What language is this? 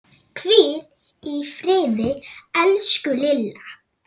Icelandic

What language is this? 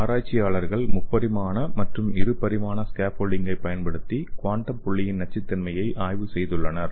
Tamil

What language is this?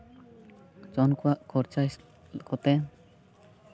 Santali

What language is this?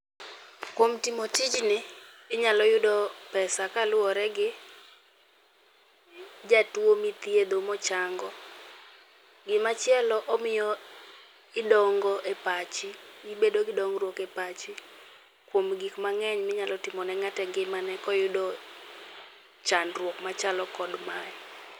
Luo (Kenya and Tanzania)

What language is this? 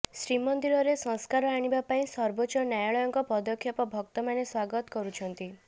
Odia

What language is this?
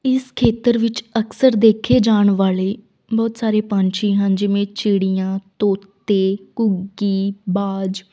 Punjabi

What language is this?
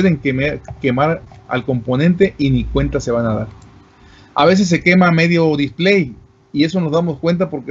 Spanish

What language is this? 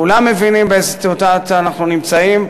Hebrew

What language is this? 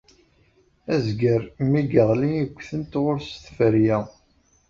Kabyle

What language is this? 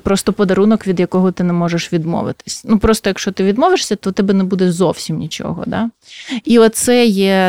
Ukrainian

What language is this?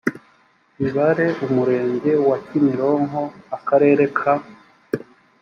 Kinyarwanda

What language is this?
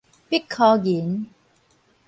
Min Nan Chinese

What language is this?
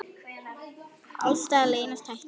Icelandic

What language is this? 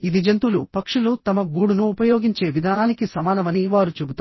Telugu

